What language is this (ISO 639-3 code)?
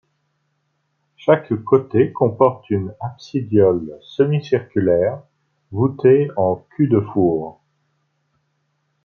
fra